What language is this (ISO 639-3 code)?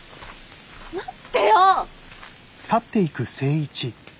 jpn